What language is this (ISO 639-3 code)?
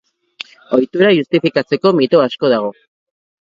eus